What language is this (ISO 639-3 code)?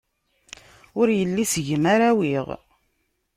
kab